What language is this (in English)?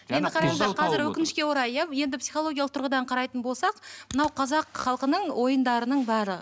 Kazakh